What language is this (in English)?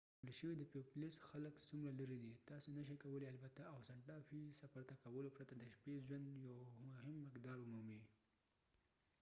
Pashto